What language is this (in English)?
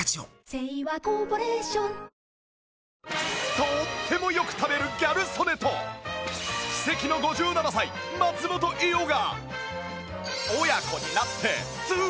Japanese